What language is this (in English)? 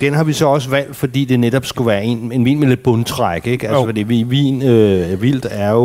Danish